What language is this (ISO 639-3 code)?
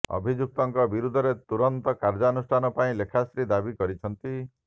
ori